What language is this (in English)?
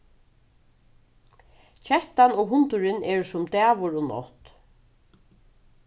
Faroese